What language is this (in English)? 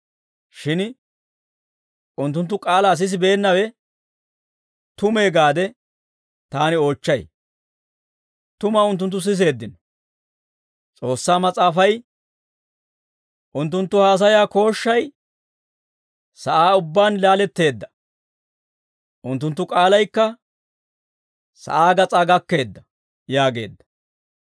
Dawro